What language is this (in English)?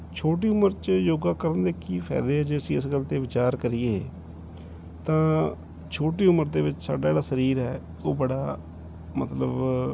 Punjabi